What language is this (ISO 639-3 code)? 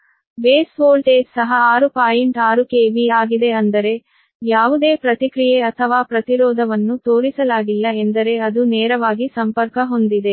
kan